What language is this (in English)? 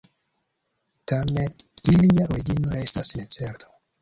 Esperanto